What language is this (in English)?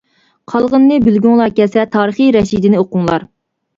Uyghur